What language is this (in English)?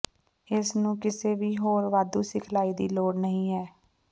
Punjabi